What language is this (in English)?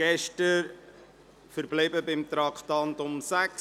Swiss German